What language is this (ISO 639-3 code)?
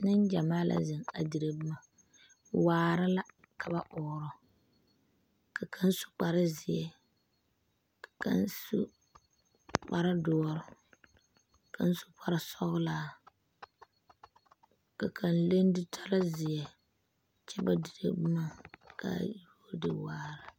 dga